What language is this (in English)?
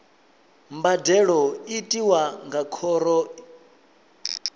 Venda